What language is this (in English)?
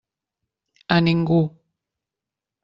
Catalan